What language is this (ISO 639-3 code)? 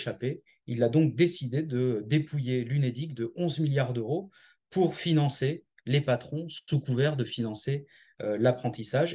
fra